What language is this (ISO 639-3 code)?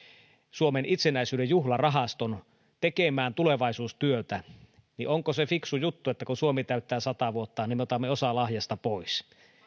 fin